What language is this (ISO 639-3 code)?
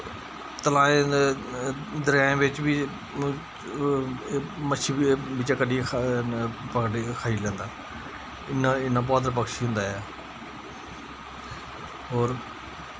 doi